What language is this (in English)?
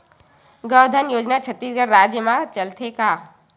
Chhattisgarhi